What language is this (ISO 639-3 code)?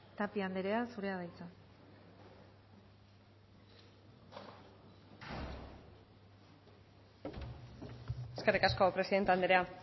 eus